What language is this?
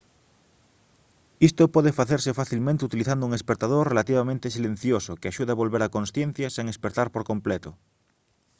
Galician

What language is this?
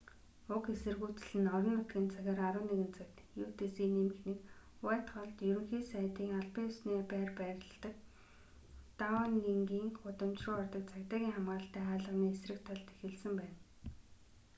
Mongolian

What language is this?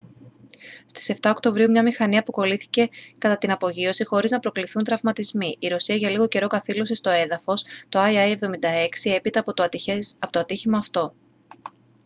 Greek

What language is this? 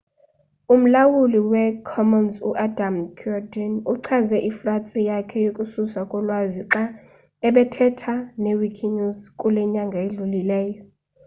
Xhosa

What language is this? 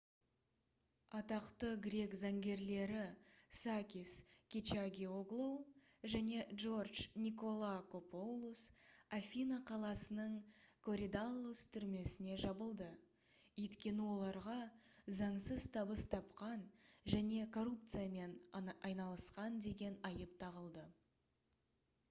Kazakh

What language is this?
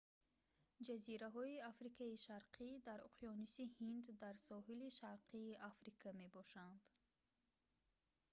Tajik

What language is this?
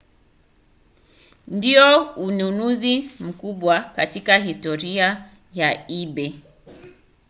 Swahili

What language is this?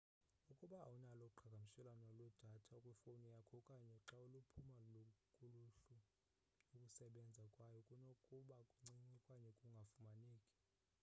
Xhosa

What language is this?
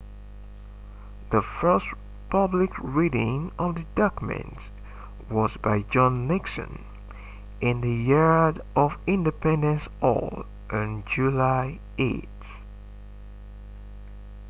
English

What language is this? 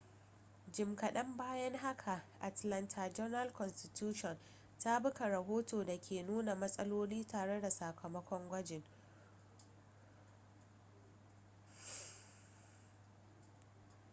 Hausa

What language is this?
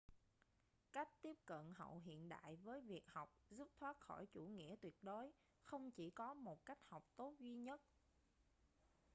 Vietnamese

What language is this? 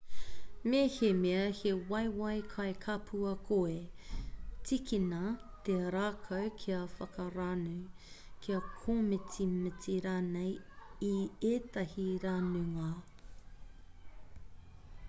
Māori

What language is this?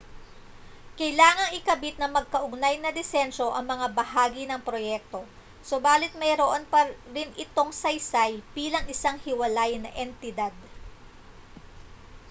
Filipino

